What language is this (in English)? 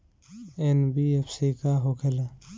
Bhojpuri